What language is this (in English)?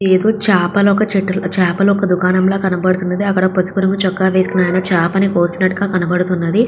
Telugu